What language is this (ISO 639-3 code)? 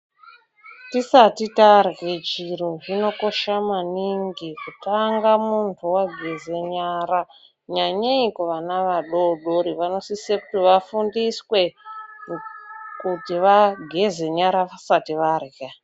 ndc